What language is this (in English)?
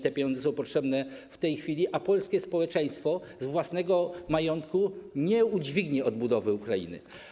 Polish